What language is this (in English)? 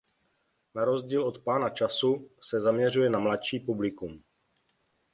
Czech